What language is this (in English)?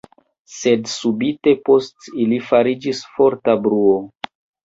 Esperanto